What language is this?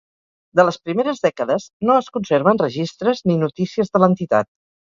Catalan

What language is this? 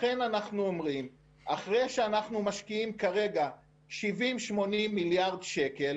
Hebrew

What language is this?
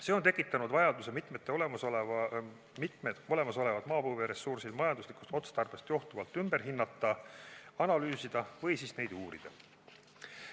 Estonian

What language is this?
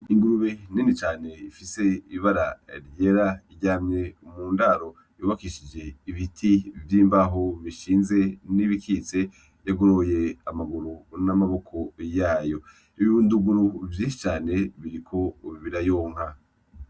Rundi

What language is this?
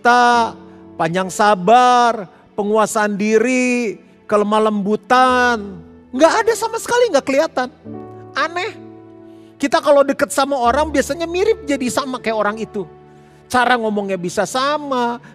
Indonesian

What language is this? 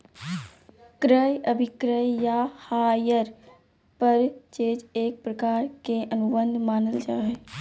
Magahi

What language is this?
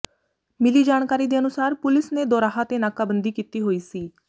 Punjabi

